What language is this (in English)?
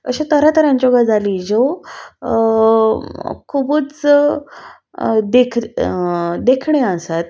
Konkani